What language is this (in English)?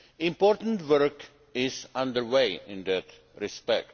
English